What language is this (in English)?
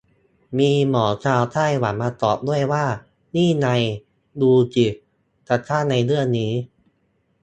Thai